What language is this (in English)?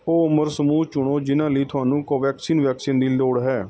Punjabi